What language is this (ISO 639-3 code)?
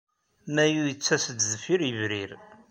kab